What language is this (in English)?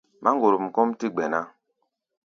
Gbaya